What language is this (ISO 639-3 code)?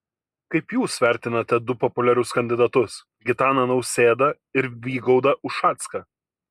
lit